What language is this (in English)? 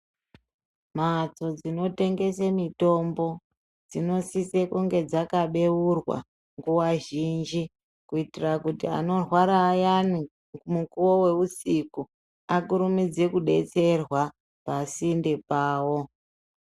Ndau